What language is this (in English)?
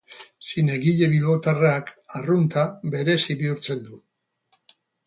Basque